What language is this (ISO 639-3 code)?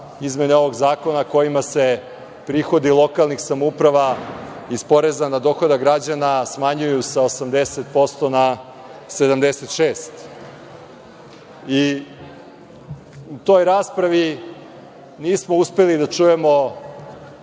srp